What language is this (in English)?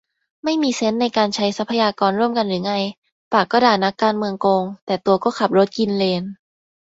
Thai